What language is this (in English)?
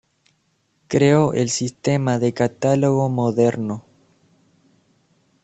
Spanish